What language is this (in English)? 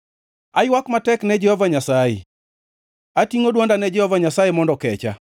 Luo (Kenya and Tanzania)